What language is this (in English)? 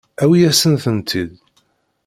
Kabyle